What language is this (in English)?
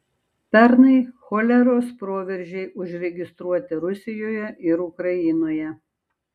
Lithuanian